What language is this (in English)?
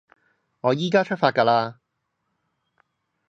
Cantonese